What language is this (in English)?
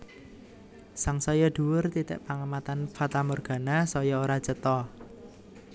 Javanese